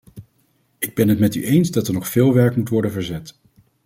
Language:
Dutch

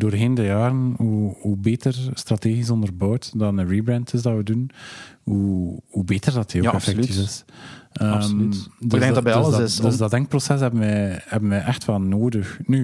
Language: Dutch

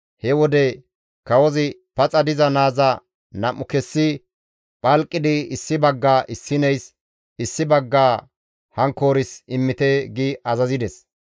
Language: Gamo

